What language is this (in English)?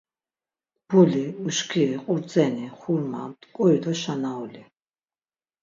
Laz